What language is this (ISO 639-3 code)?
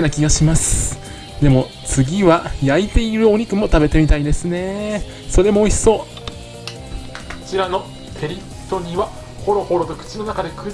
jpn